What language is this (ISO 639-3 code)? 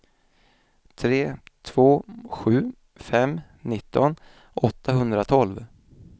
swe